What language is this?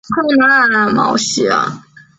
Chinese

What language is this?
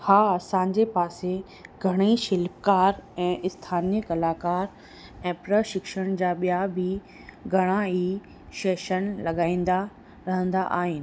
Sindhi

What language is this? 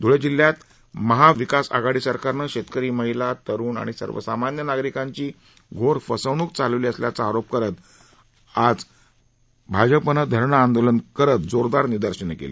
Marathi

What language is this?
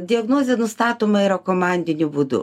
Lithuanian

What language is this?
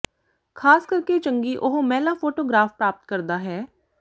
Punjabi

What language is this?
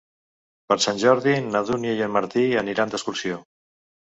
Catalan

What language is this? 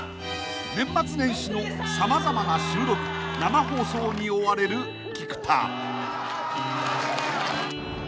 Japanese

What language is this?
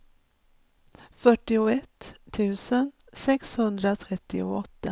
Swedish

